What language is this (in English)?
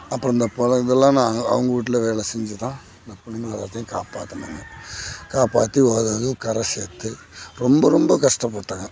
Tamil